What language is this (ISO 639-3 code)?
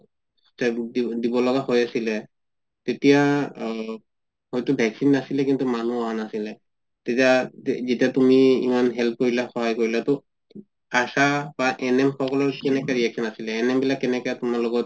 asm